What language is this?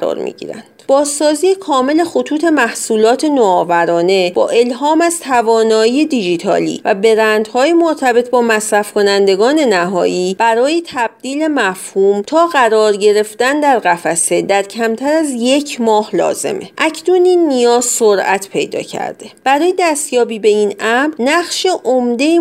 Persian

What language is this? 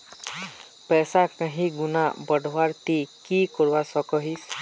Magahi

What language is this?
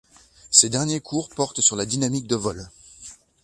French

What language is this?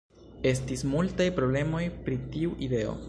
Esperanto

